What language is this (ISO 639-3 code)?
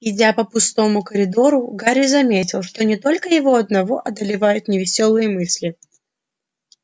rus